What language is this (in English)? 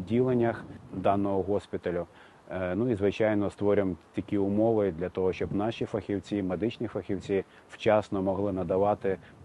Ukrainian